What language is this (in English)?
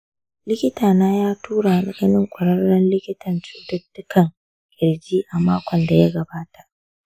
Hausa